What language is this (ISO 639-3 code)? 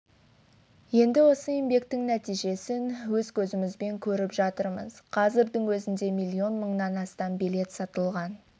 kaz